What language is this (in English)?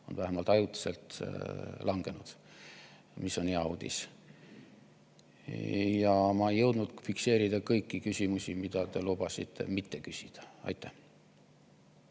Estonian